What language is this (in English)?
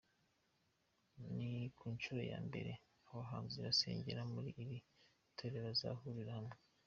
Kinyarwanda